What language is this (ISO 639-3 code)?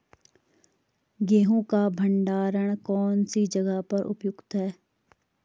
hin